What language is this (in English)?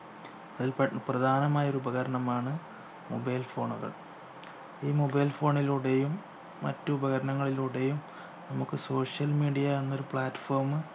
Malayalam